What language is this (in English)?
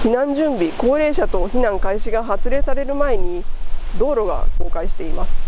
Japanese